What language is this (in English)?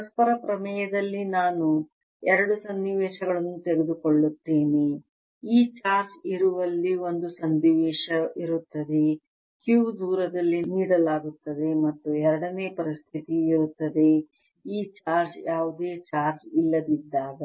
Kannada